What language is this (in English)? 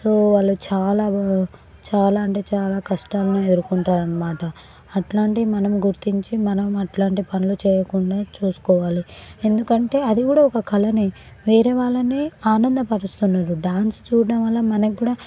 Telugu